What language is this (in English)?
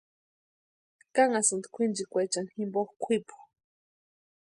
Western Highland Purepecha